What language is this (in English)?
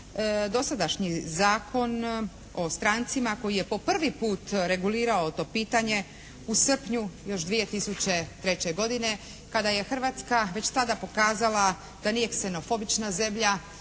Croatian